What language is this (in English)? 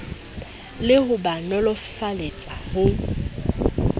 Southern Sotho